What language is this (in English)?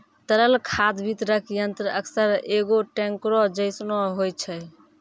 Maithili